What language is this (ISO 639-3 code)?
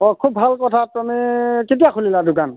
asm